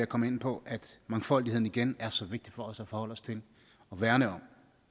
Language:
Danish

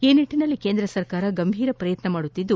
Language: Kannada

